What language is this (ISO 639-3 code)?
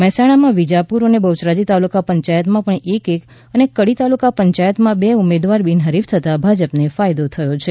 guj